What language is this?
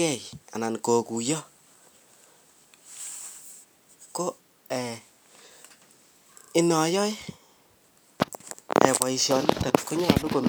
Kalenjin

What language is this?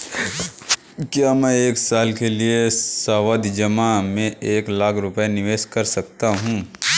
Hindi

